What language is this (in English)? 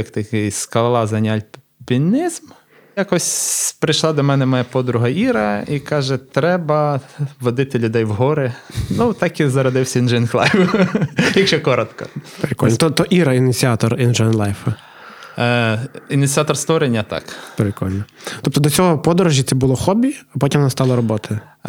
Ukrainian